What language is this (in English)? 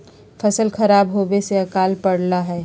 Magahi